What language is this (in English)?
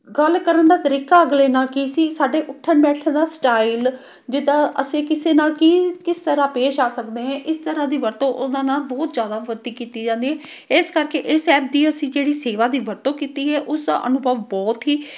Punjabi